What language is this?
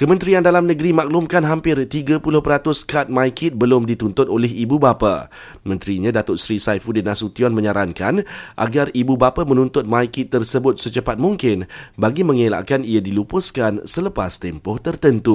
Malay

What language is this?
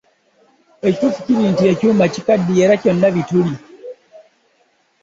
Ganda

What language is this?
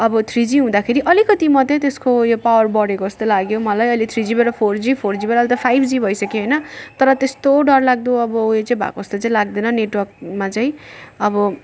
Nepali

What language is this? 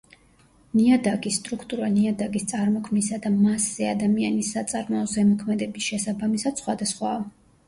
Georgian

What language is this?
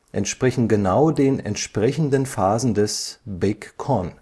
German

